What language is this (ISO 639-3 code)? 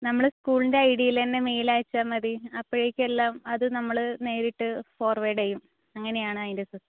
mal